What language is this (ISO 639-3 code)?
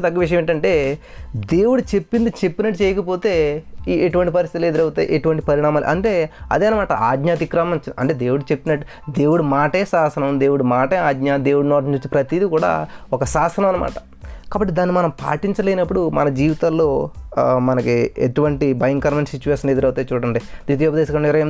tel